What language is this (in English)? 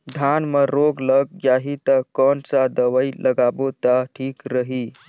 Chhattisgarhi